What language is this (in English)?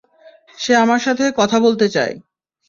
Bangla